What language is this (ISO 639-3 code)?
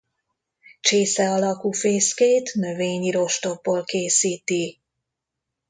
hun